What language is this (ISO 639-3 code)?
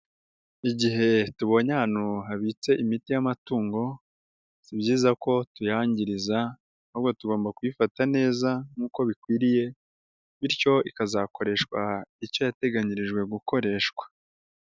kin